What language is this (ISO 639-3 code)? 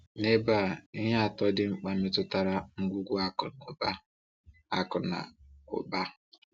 ibo